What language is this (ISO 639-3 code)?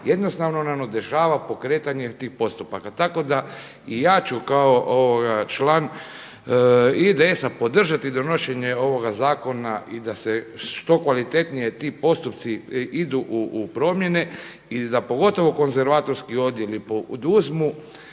hrv